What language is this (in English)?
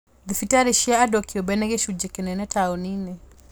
Kikuyu